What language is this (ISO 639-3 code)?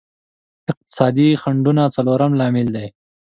pus